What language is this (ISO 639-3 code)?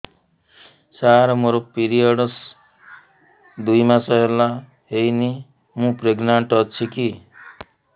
ori